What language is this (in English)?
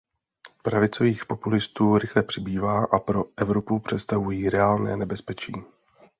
Czech